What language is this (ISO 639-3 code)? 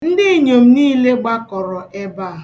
ibo